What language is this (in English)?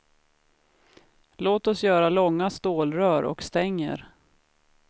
Swedish